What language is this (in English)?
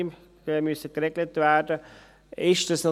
Swiss German